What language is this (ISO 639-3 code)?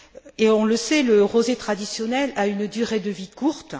fra